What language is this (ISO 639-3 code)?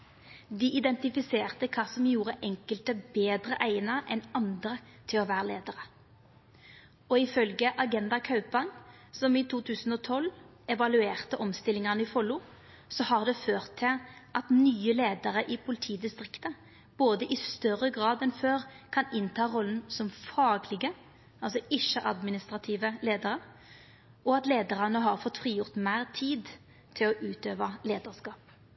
nno